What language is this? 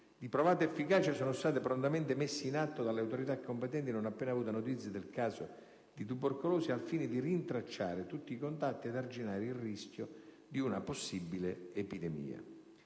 Italian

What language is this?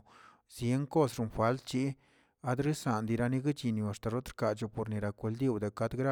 Tilquiapan Zapotec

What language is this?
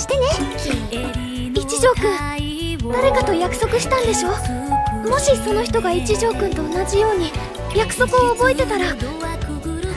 Persian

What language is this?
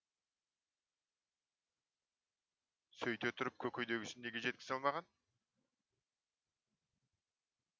Kazakh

